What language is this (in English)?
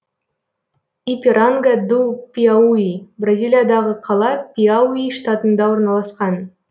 Kazakh